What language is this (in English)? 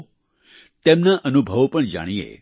Gujarati